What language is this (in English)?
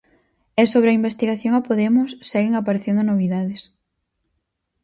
Galician